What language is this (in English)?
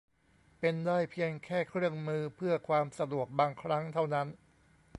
Thai